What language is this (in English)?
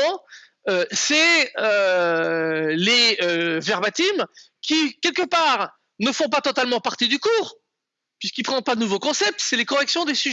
French